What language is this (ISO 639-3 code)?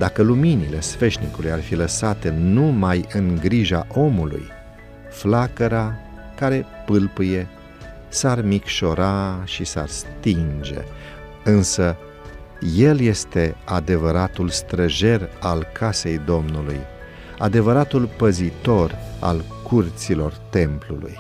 ron